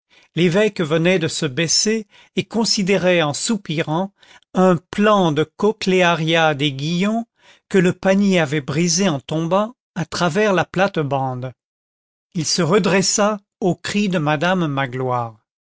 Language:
French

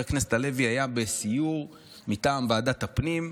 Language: Hebrew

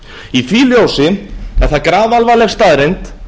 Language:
Icelandic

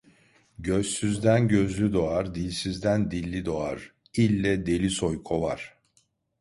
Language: Turkish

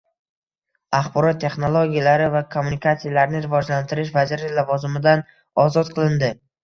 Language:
Uzbek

